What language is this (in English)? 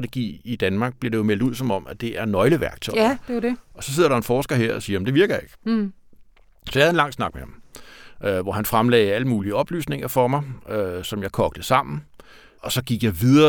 Danish